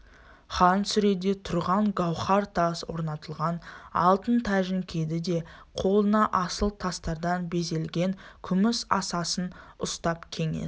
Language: Kazakh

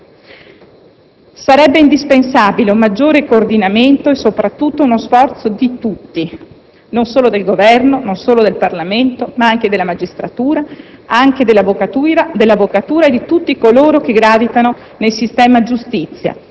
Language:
Italian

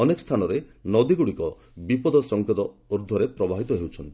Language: Odia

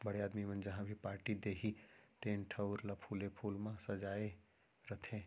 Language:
Chhattisgarhi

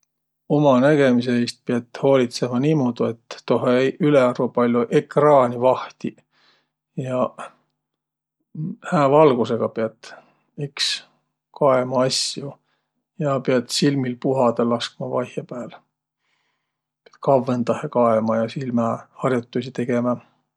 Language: Võro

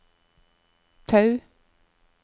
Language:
Norwegian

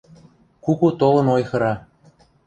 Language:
Western Mari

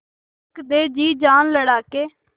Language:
Hindi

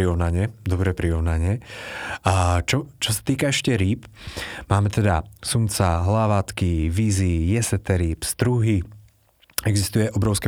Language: Slovak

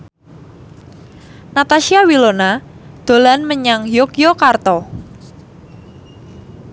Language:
Javanese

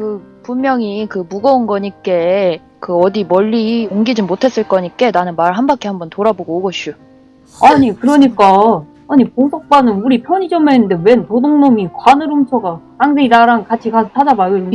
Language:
Korean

